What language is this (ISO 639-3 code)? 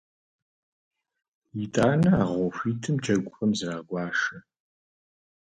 kbd